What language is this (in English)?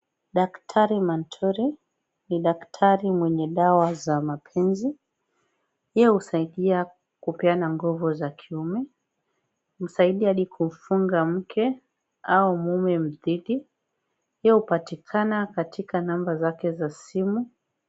Swahili